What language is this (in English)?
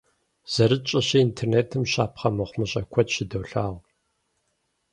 Kabardian